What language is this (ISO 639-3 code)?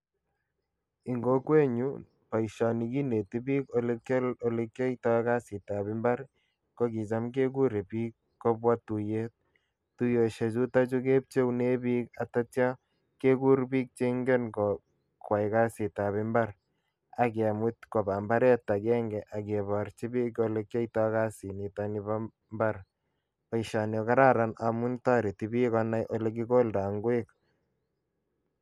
kln